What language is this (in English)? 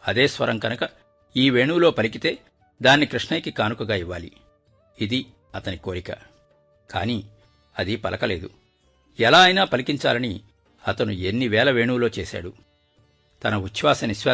Telugu